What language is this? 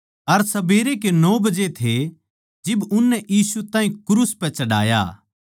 Haryanvi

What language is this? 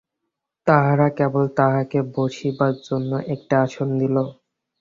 Bangla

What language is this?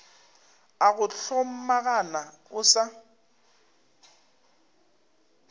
Northern Sotho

